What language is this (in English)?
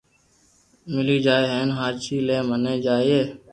Loarki